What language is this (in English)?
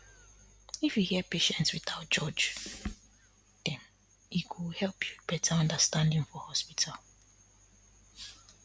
Nigerian Pidgin